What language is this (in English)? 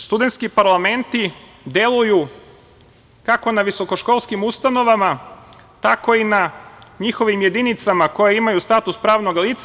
Serbian